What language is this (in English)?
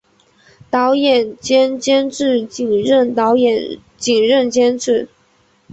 Chinese